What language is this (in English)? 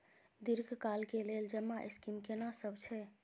Maithili